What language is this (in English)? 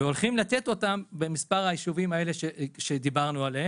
Hebrew